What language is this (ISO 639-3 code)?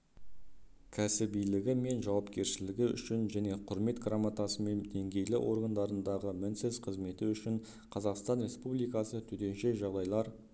kaz